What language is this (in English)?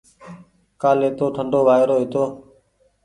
Goaria